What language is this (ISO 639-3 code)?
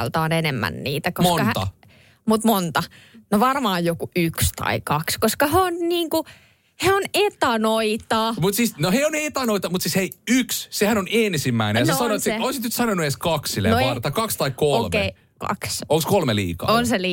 fin